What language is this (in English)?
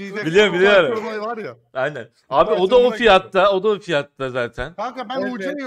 Turkish